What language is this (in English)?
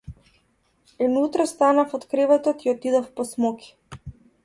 Macedonian